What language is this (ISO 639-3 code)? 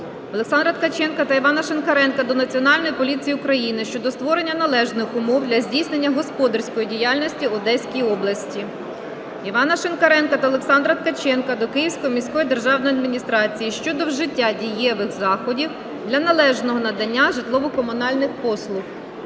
ukr